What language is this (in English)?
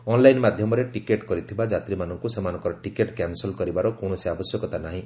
Odia